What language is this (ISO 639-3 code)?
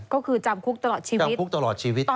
tha